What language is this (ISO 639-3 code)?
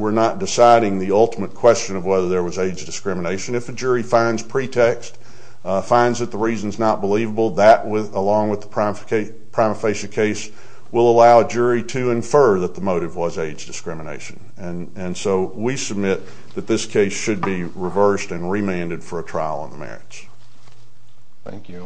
eng